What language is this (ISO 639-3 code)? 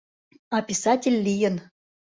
chm